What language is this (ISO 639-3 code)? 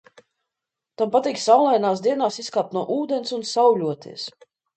lav